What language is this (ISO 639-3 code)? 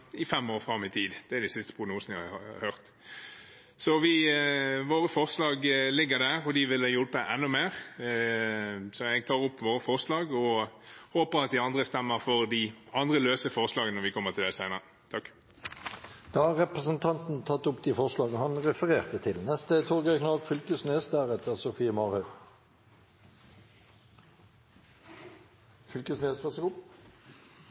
nor